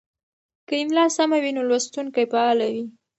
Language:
Pashto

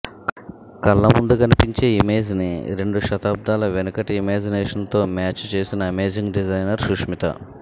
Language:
Telugu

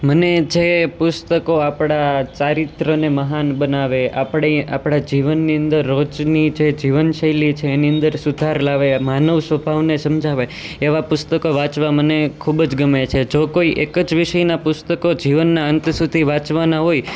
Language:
Gujarati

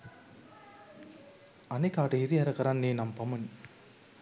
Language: Sinhala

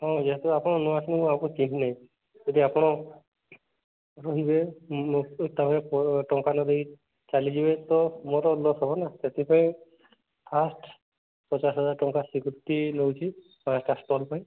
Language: Odia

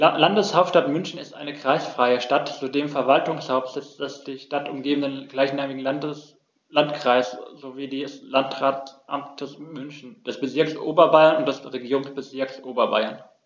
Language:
German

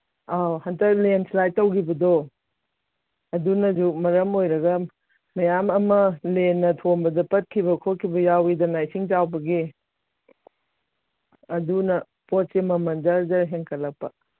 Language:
Manipuri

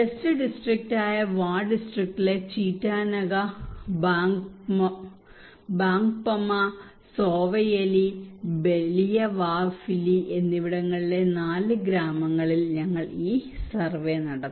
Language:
Malayalam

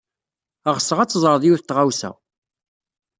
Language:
Kabyle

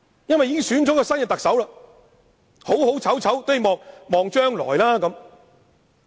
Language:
Cantonese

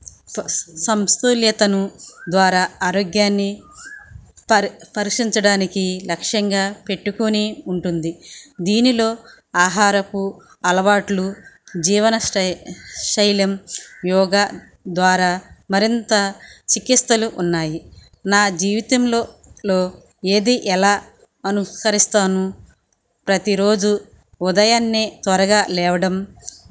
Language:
Telugu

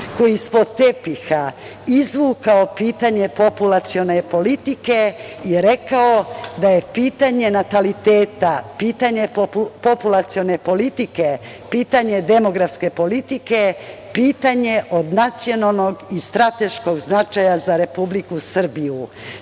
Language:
Serbian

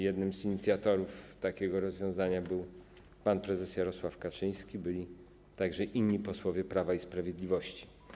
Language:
Polish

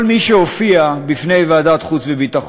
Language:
Hebrew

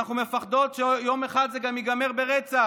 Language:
Hebrew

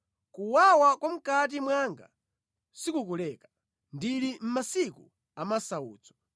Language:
Nyanja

